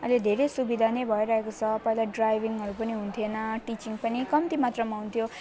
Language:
Nepali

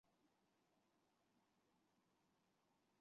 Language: Chinese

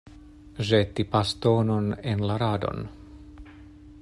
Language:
Esperanto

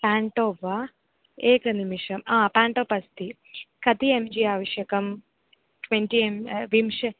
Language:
Sanskrit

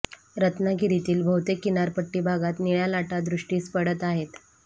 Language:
Marathi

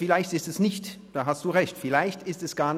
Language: Swiss German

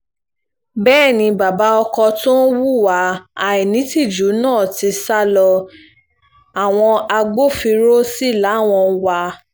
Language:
Yoruba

